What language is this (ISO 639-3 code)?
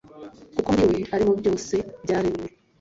kin